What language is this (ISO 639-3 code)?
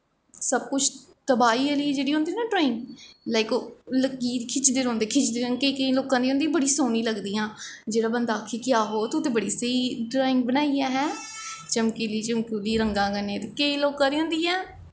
doi